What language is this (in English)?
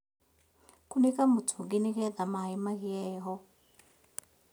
Kikuyu